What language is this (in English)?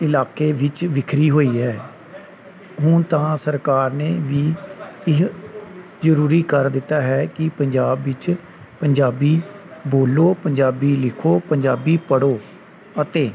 Punjabi